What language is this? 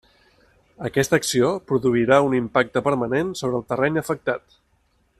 Catalan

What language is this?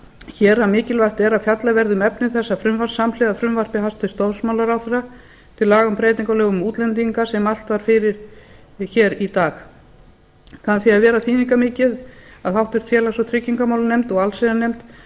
Icelandic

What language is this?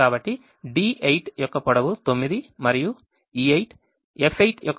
Telugu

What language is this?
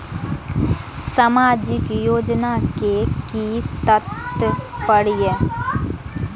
Maithili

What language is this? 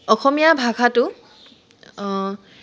Assamese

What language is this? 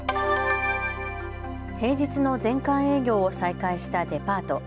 Japanese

